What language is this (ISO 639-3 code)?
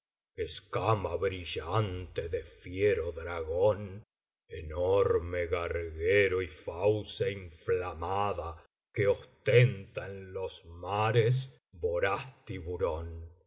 spa